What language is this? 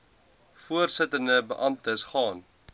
Afrikaans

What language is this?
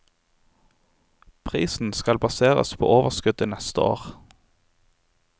Norwegian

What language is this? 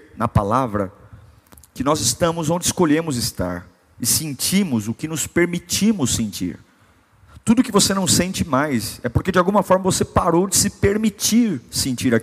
Portuguese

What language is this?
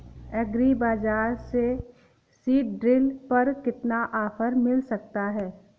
Hindi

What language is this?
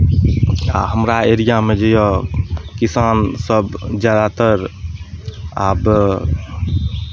Maithili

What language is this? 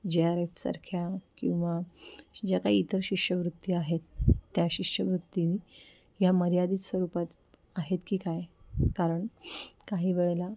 Marathi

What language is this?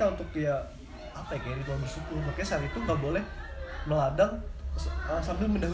Indonesian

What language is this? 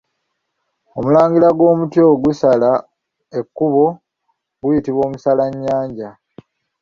Ganda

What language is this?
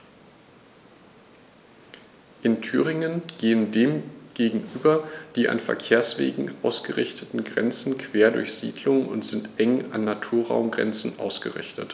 German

